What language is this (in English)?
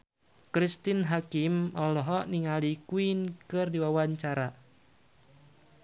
Sundanese